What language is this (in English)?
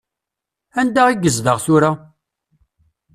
Kabyle